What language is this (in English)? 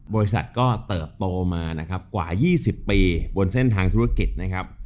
Thai